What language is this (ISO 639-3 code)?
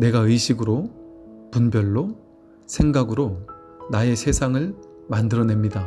kor